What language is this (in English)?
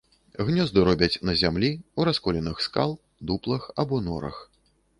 Belarusian